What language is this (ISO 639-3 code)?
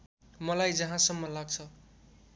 nep